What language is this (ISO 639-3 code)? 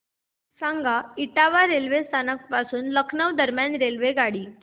mar